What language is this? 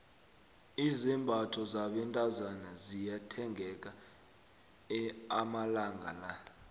South Ndebele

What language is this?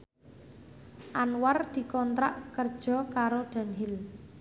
Javanese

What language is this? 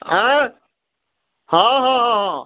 Odia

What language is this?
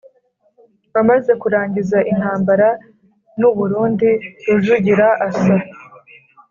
Kinyarwanda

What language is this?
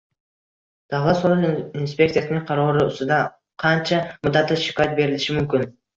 Uzbek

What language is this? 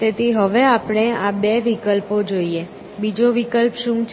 Gujarati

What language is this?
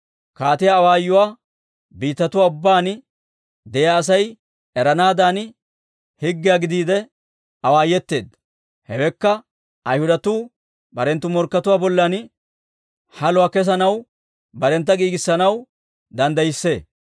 Dawro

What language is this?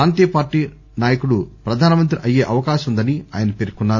Telugu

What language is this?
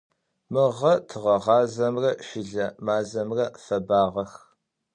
Adyghe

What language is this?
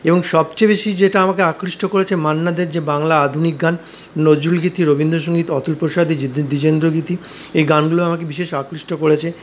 Bangla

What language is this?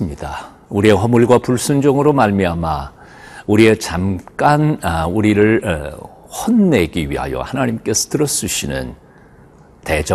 Korean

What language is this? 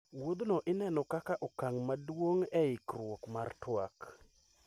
Luo (Kenya and Tanzania)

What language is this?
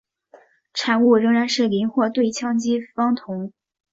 Chinese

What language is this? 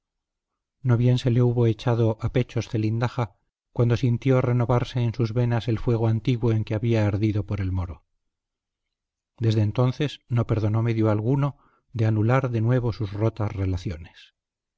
Spanish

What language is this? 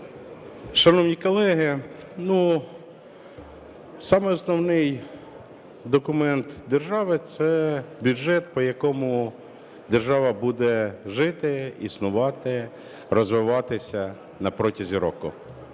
Ukrainian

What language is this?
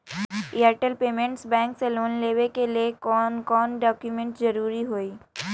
Magahi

